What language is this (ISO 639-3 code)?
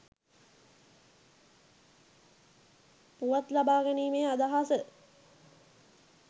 sin